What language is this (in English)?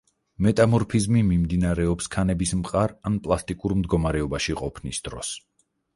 Georgian